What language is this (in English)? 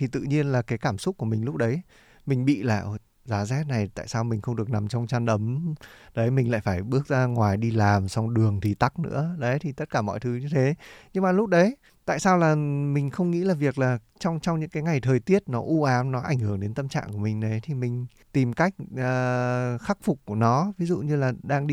Vietnamese